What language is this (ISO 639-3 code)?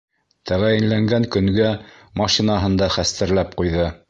bak